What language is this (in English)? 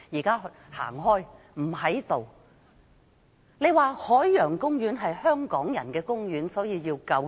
Cantonese